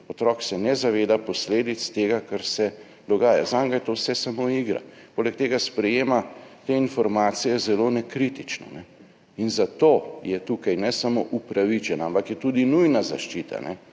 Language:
Slovenian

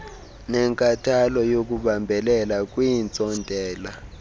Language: Xhosa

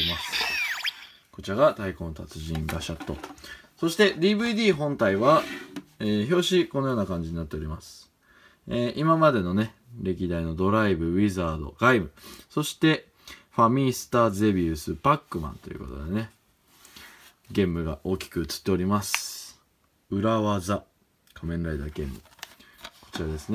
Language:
Japanese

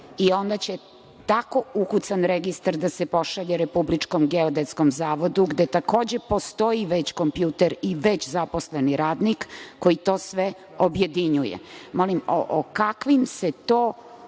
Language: Serbian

